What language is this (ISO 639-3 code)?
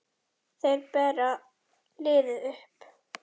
isl